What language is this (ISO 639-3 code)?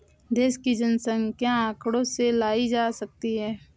hin